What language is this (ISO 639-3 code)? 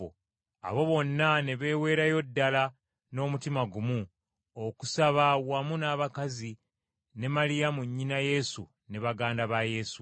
lug